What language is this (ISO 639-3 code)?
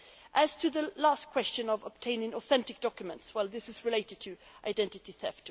eng